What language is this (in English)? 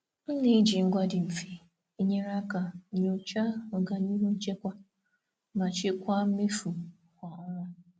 Igbo